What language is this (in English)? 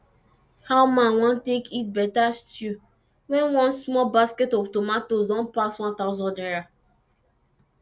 Nigerian Pidgin